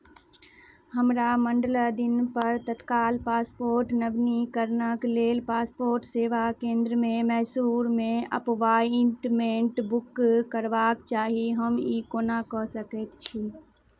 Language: Maithili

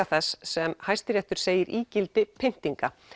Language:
Icelandic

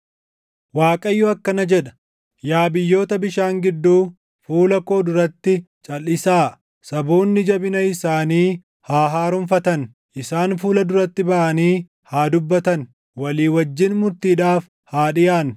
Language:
Oromo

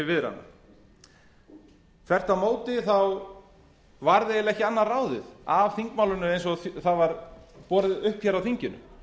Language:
Icelandic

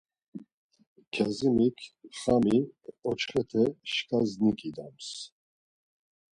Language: Laz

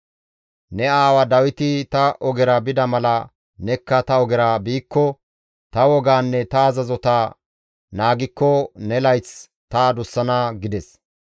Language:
Gamo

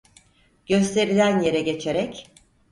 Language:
Turkish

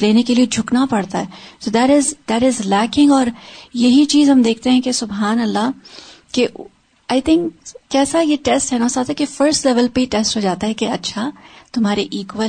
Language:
Urdu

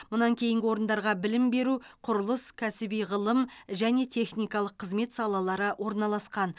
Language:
Kazakh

